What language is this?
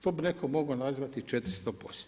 Croatian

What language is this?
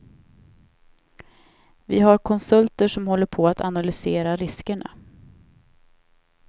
Swedish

